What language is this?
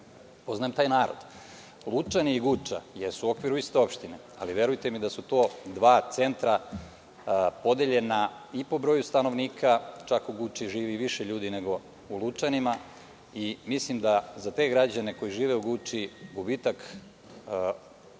Serbian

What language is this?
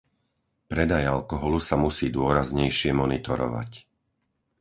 Slovak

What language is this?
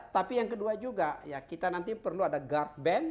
Indonesian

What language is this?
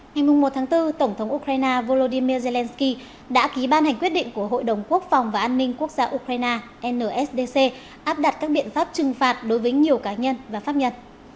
Vietnamese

